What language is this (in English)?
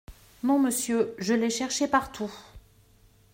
French